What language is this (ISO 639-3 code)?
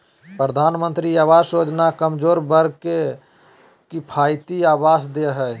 mag